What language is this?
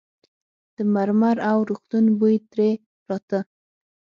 Pashto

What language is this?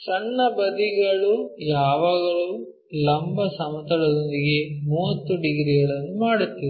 Kannada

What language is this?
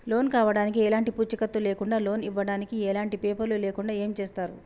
Telugu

